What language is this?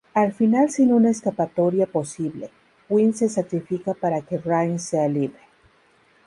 Spanish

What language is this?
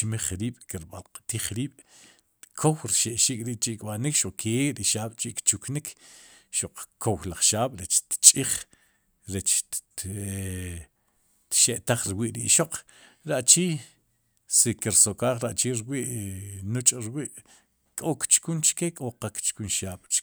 Sipacapense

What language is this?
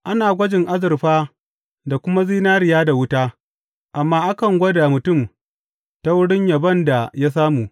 Hausa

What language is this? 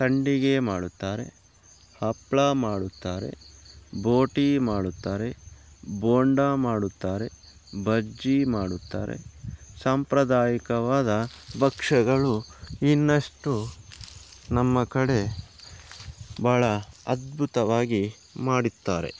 Kannada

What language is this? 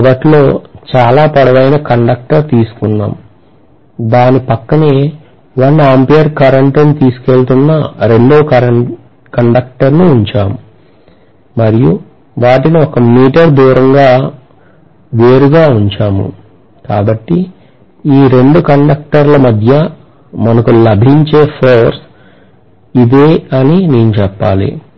Telugu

